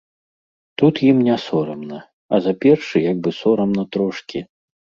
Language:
Belarusian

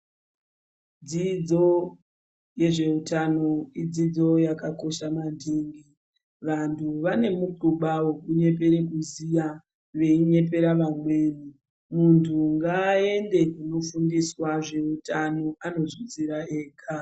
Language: Ndau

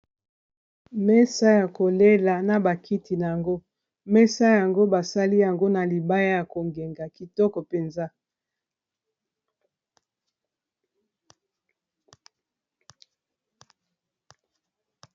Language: Lingala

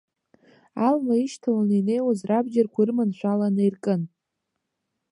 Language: Abkhazian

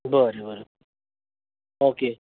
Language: Konkani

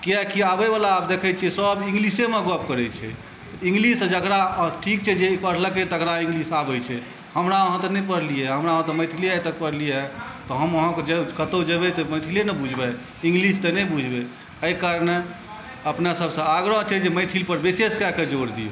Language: Maithili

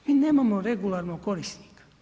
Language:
Croatian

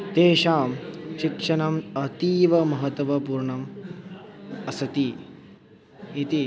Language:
Sanskrit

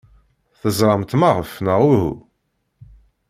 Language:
Kabyle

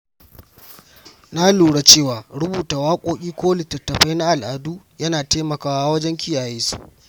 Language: Hausa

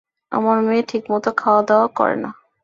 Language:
Bangla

